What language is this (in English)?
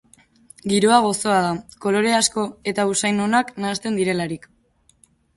Basque